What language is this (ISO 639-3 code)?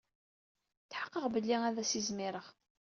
kab